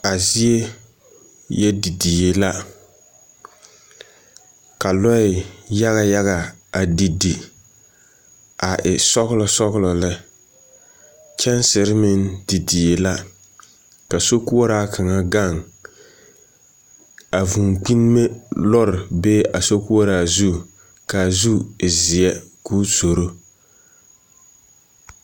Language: Southern Dagaare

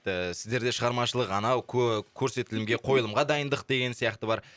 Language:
Kazakh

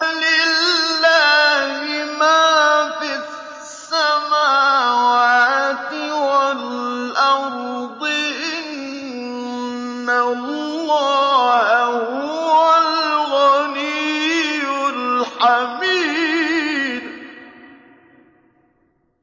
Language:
Arabic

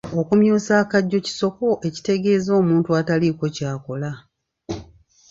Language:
Ganda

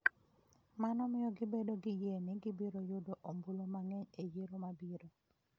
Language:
Luo (Kenya and Tanzania)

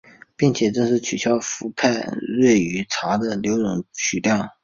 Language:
Chinese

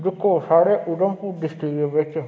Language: Dogri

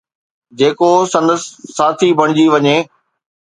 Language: Sindhi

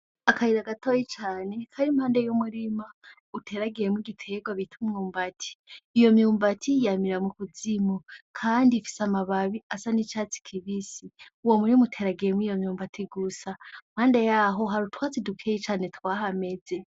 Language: Rundi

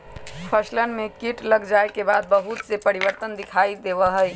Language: Magahi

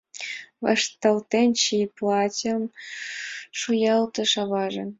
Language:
Mari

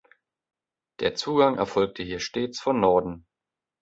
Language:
German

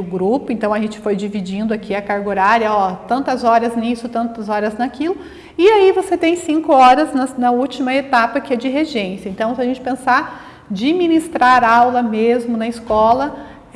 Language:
Portuguese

